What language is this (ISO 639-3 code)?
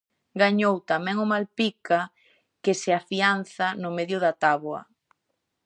glg